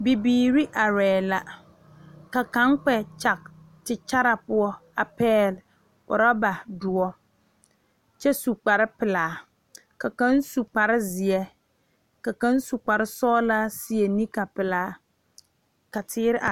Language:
Southern Dagaare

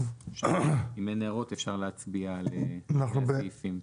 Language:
Hebrew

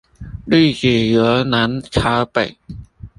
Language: Chinese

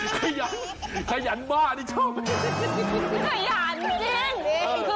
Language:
Thai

